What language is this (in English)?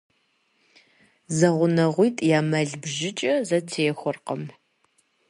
Kabardian